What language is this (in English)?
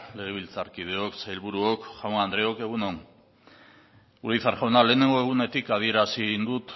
Basque